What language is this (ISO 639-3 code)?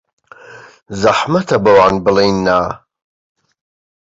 ckb